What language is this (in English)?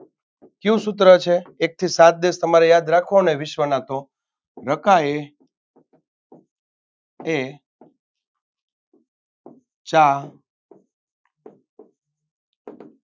Gujarati